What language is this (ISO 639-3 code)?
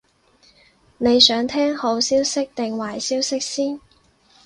yue